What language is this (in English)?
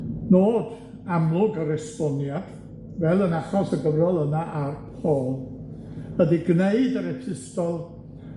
Welsh